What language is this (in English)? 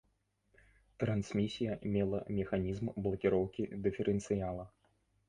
Belarusian